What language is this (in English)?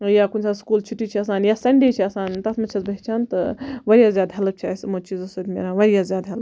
Kashmiri